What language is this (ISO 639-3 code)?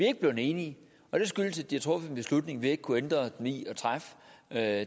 dan